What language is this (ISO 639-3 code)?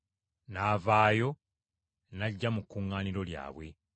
lug